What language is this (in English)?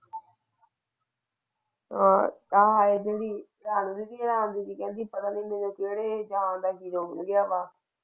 Punjabi